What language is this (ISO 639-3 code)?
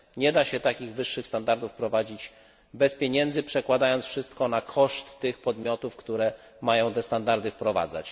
pol